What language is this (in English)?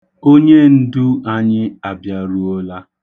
Igbo